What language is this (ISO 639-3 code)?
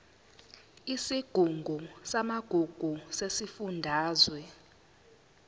zul